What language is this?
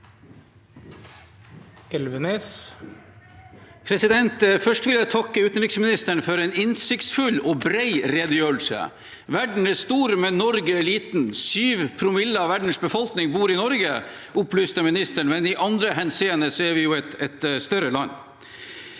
Norwegian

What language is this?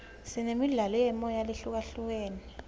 Swati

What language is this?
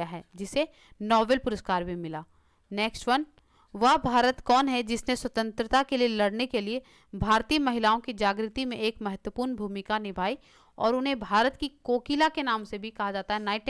Hindi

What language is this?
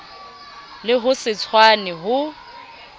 Southern Sotho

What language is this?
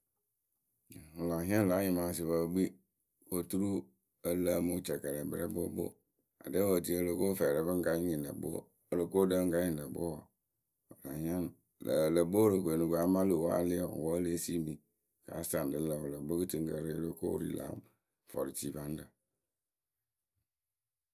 Akebu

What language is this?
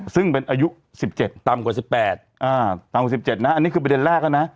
Thai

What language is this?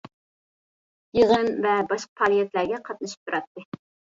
Uyghur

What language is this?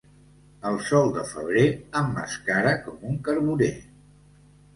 Catalan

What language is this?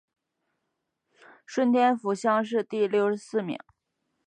Chinese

